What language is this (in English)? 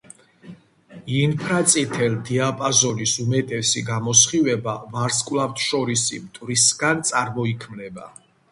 Georgian